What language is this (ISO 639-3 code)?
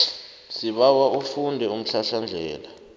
nbl